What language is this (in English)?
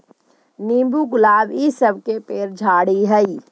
Magahi